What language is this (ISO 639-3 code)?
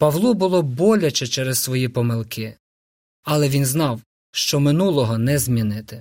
ukr